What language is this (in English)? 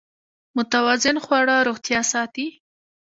Pashto